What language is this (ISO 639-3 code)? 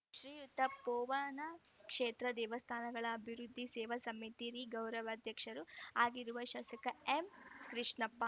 kan